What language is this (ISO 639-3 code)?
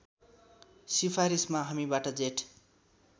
nep